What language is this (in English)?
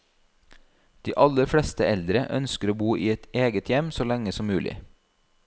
Norwegian